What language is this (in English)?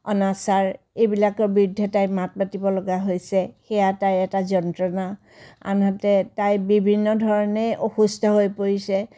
Assamese